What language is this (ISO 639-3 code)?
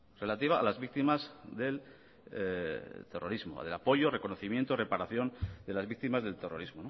spa